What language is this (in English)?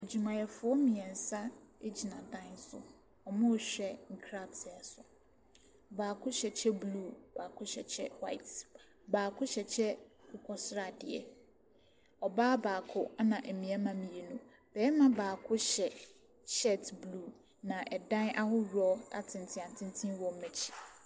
Akan